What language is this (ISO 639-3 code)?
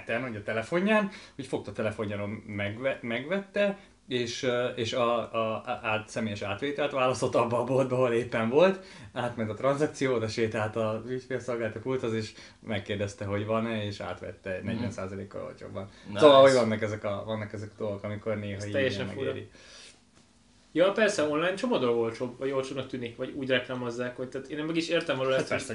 hun